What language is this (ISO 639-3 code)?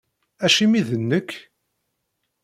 kab